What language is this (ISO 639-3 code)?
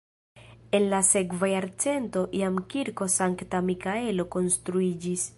epo